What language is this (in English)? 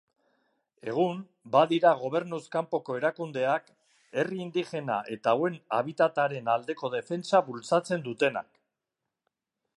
Basque